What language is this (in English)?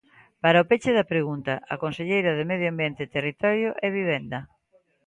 Galician